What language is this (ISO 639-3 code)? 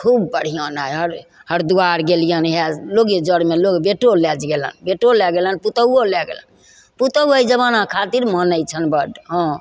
mai